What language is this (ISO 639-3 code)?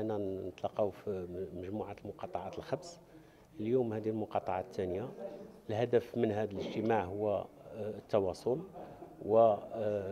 ara